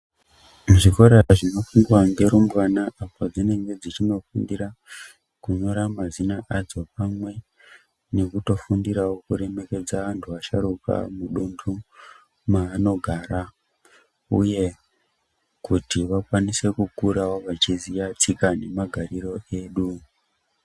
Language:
Ndau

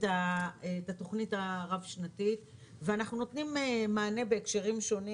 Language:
Hebrew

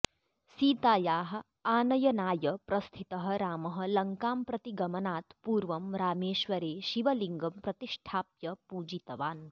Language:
Sanskrit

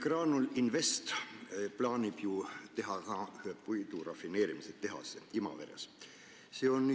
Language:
Estonian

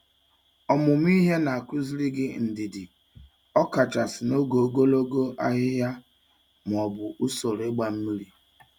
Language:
Igbo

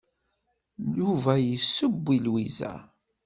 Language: Kabyle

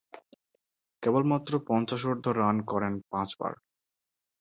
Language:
Bangla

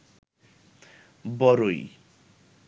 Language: Bangla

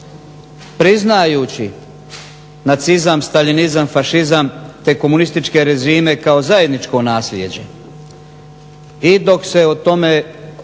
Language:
Croatian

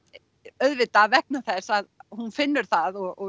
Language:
Icelandic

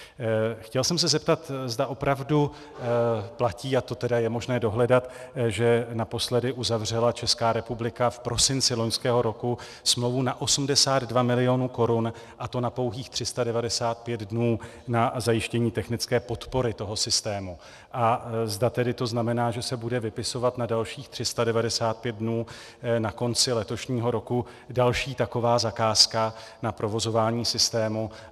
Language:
Czech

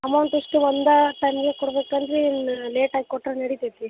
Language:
Kannada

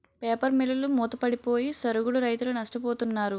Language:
Telugu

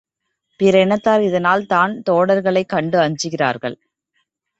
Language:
Tamil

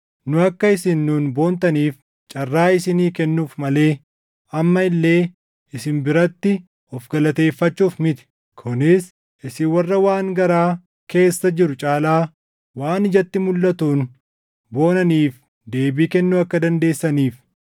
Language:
Oromo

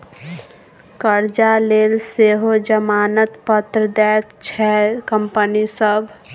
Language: Maithili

